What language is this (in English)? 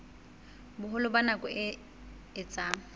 Southern Sotho